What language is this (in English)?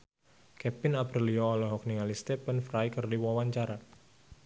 Sundanese